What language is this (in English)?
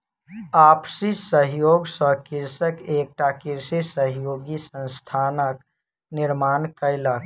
Maithili